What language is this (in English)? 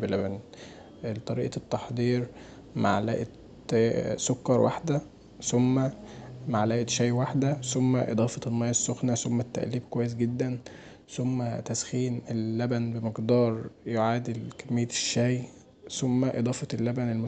Egyptian Arabic